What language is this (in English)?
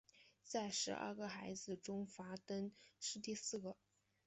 Chinese